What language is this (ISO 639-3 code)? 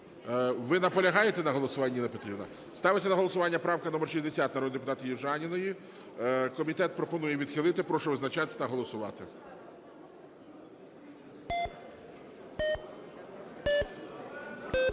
ukr